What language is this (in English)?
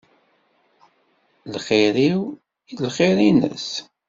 Kabyle